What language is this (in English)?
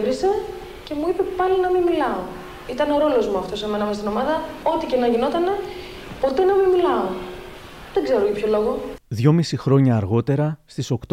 Greek